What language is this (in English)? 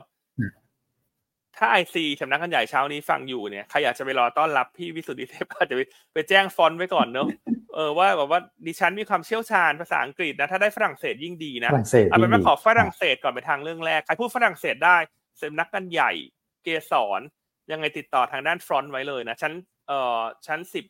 Thai